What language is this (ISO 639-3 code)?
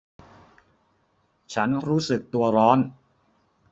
tha